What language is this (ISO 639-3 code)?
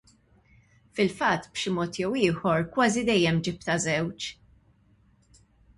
mlt